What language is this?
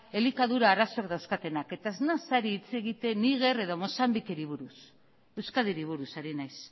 Basque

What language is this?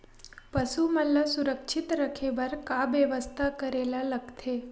Chhattisgarhi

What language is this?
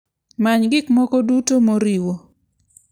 Luo (Kenya and Tanzania)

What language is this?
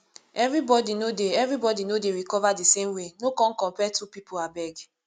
Nigerian Pidgin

